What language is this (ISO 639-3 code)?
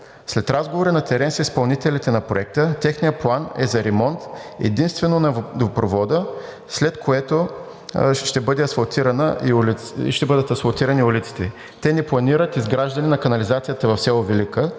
bul